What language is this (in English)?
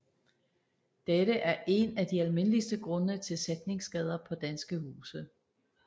Danish